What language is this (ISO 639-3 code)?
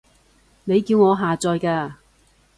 yue